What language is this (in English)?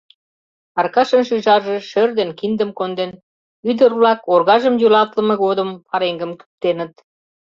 Mari